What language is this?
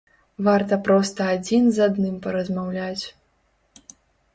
Belarusian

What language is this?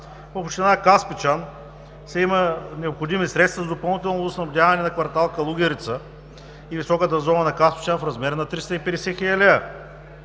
Bulgarian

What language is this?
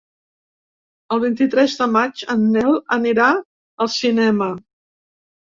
Catalan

